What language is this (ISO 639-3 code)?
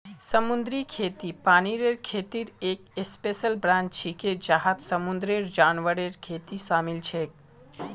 mag